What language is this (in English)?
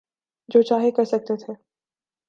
Urdu